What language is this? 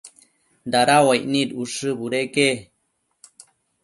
Matsés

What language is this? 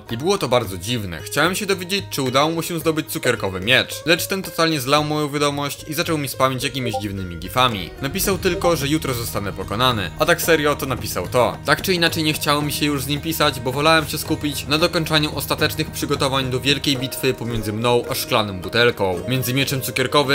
Polish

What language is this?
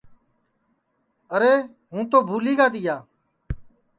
Sansi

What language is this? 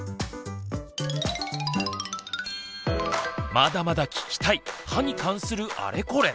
Japanese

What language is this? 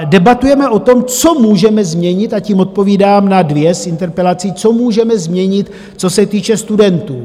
Czech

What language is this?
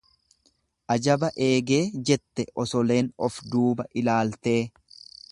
Oromo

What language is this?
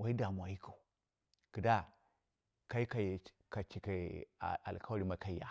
Dera (Nigeria)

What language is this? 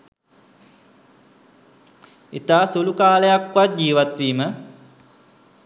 Sinhala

